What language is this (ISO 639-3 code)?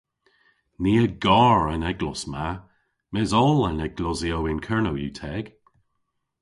cor